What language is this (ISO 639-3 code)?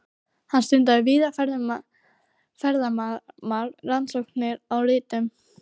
isl